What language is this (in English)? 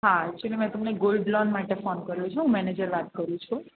Gujarati